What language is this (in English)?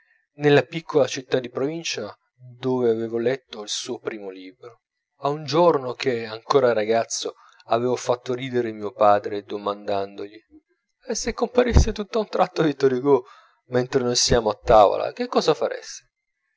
Italian